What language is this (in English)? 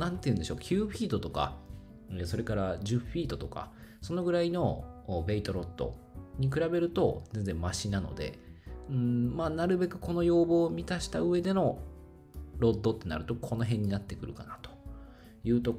Japanese